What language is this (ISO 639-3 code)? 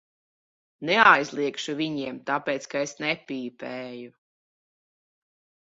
lav